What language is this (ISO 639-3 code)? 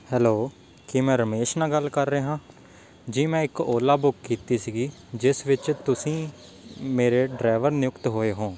pan